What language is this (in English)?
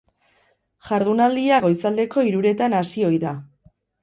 Basque